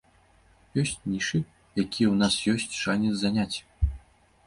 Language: Belarusian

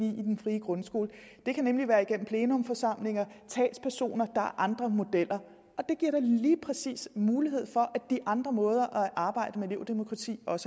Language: Danish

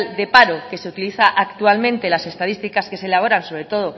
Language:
Spanish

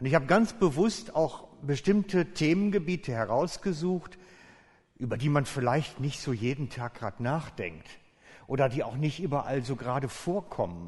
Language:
German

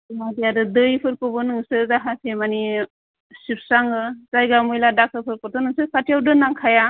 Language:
Bodo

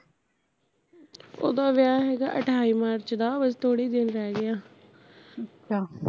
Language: Punjabi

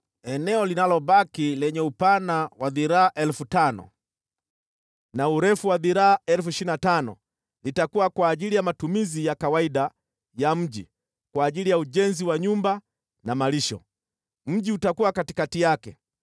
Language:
Swahili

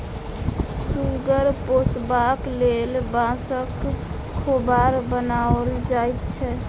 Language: Maithili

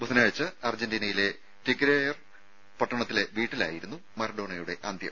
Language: Malayalam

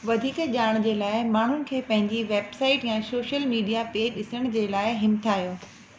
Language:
Sindhi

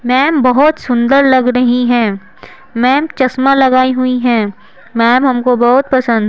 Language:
Hindi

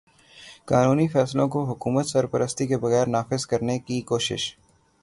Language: Urdu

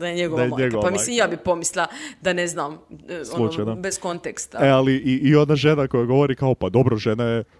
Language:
Croatian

